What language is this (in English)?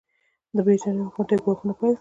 Pashto